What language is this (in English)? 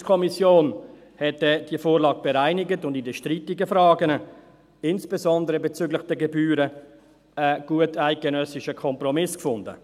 Swiss German